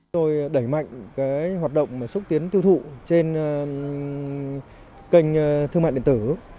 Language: Vietnamese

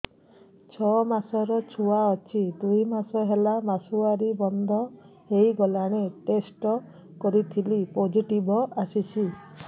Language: Odia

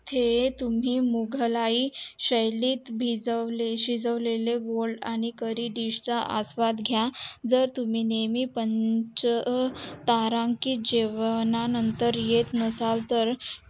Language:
Marathi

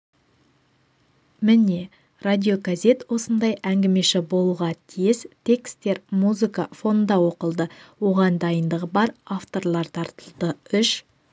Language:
Kazakh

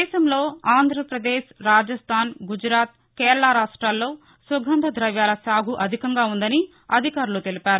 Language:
Telugu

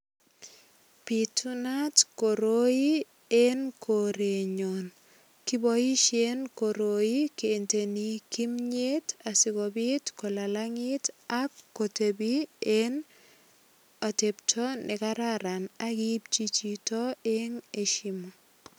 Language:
Kalenjin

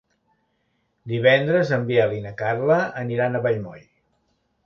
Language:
Catalan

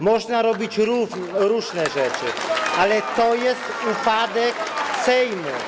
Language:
Polish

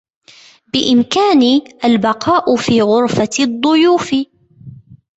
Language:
Arabic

